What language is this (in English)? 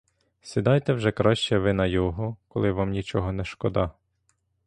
Ukrainian